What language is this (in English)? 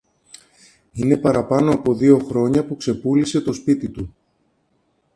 Greek